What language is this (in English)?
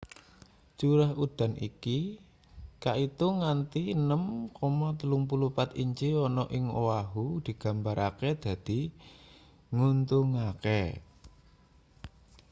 Javanese